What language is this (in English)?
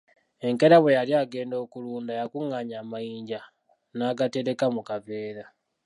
Ganda